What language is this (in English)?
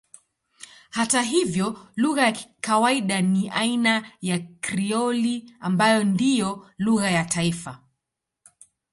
Swahili